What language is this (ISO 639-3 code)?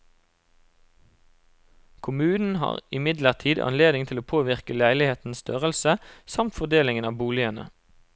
nor